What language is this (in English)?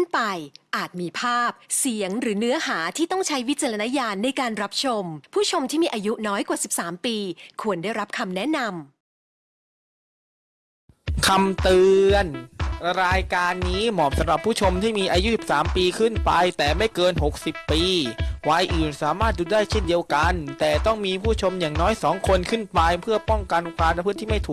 Thai